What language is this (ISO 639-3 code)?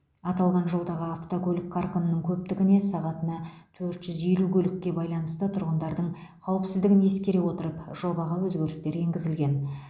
kaz